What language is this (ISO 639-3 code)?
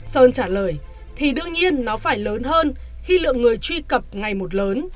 vie